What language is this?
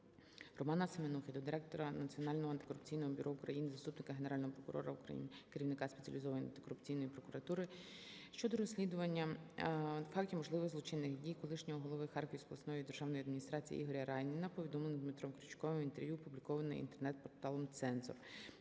Ukrainian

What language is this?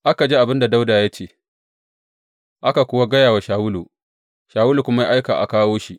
Hausa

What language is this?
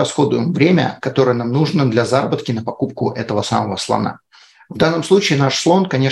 Russian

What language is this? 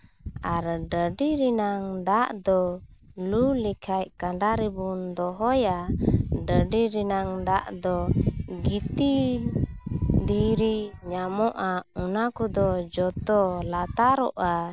Santali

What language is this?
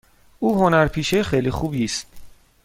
Persian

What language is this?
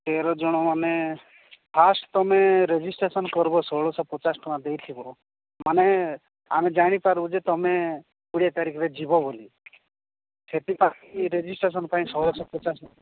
Odia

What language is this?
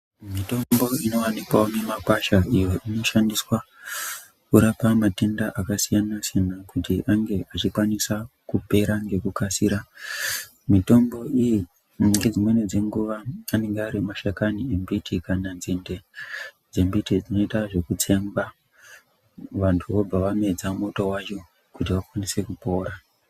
Ndau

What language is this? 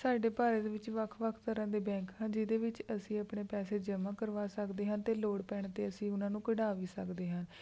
Punjabi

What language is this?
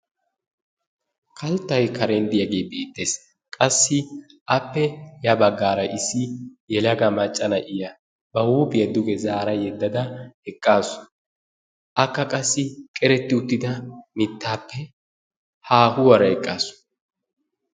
Wolaytta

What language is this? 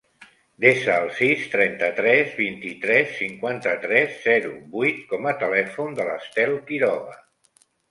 Catalan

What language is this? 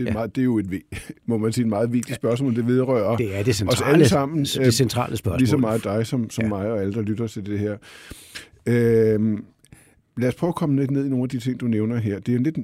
Danish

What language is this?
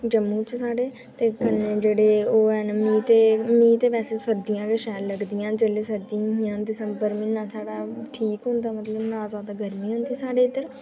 Dogri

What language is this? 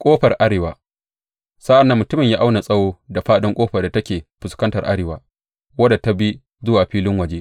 Hausa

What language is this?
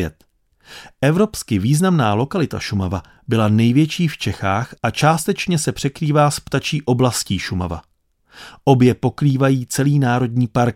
Czech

